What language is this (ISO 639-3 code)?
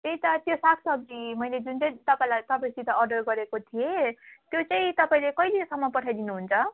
nep